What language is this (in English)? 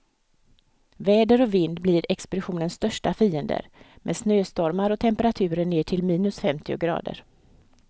Swedish